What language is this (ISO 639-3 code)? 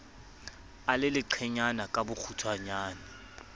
sot